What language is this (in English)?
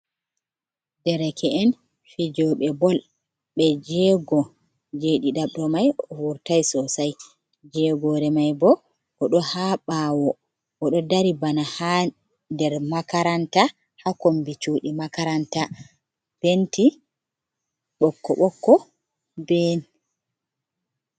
Fula